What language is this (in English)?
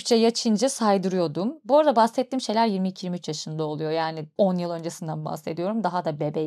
Turkish